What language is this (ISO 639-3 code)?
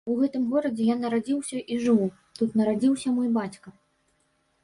bel